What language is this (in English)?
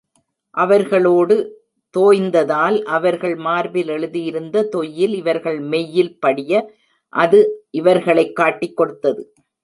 Tamil